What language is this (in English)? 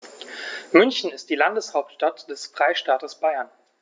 German